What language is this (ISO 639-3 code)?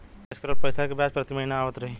bho